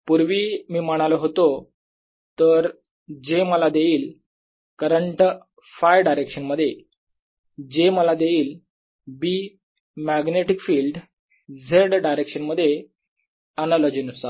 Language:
Marathi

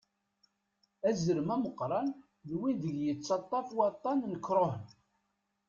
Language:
Kabyle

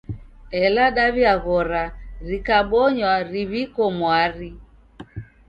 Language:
Taita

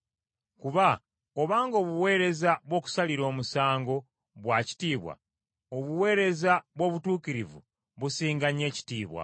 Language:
Ganda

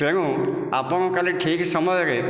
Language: Odia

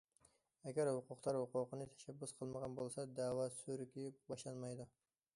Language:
Uyghur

